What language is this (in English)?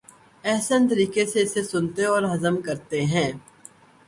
Urdu